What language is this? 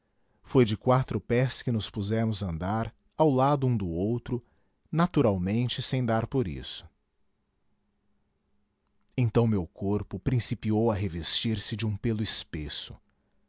Portuguese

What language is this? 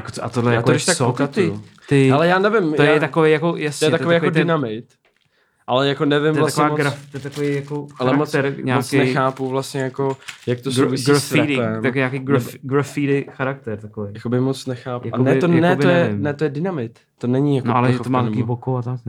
Czech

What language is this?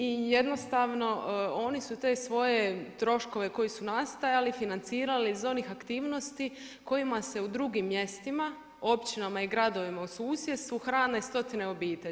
Croatian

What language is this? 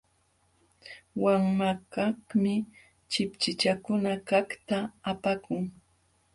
Jauja Wanca Quechua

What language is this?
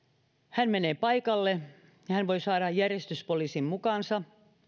Finnish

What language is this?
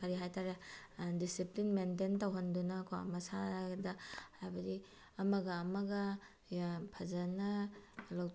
Manipuri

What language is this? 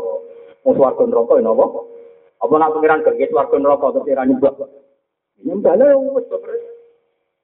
Malay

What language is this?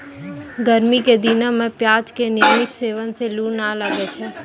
Maithili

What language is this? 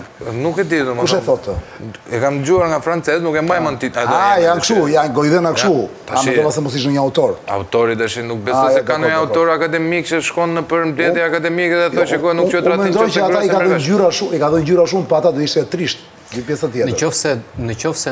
Romanian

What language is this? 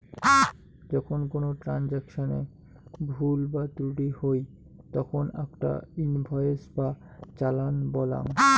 Bangla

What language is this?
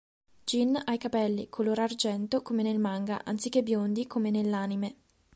Italian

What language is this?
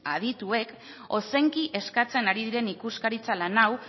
Basque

